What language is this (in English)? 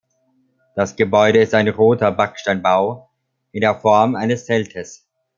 German